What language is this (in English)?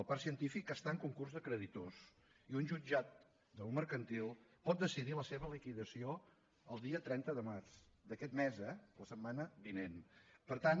Catalan